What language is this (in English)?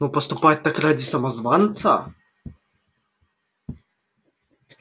Russian